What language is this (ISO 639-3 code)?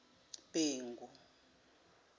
zul